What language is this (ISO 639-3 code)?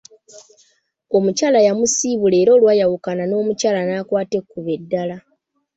lug